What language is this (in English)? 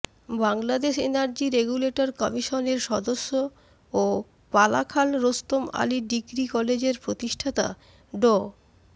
Bangla